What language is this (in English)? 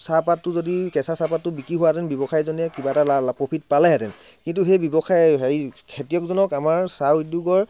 Assamese